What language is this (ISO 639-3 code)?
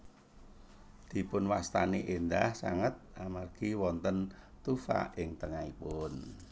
jav